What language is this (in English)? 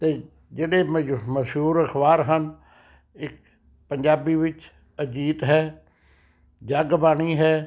Punjabi